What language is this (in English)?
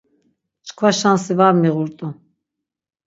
Laz